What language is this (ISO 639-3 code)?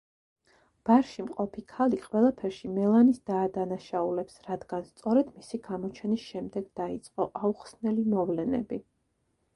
kat